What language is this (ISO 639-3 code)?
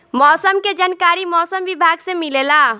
bho